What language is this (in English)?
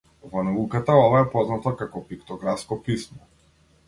Macedonian